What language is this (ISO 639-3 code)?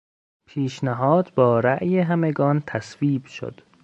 fas